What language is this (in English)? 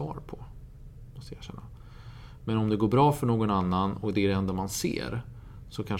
Swedish